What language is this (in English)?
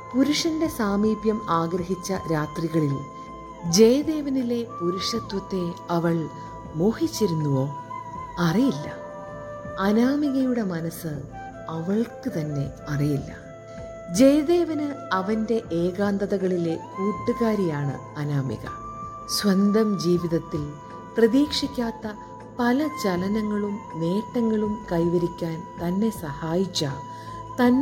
Malayalam